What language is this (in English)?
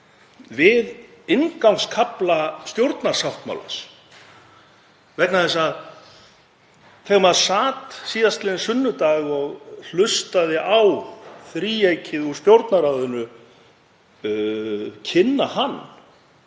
Icelandic